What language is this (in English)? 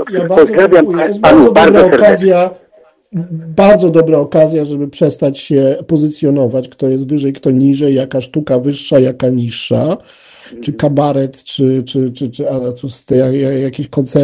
Polish